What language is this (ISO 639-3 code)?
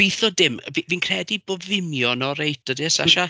cym